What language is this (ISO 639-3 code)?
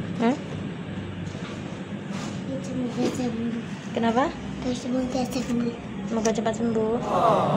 ind